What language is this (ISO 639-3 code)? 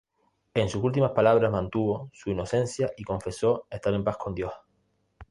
spa